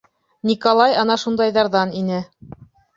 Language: Bashkir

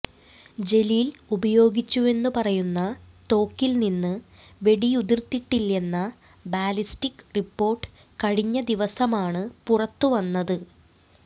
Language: Malayalam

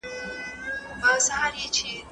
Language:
Pashto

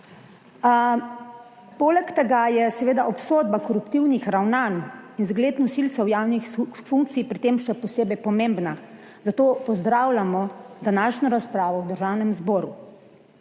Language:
Slovenian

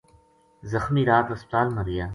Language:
Gujari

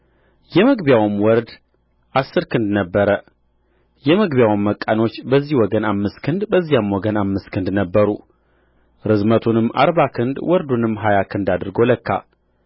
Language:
Amharic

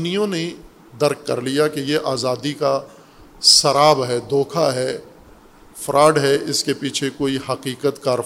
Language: Urdu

